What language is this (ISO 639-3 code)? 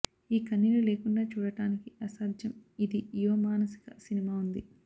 tel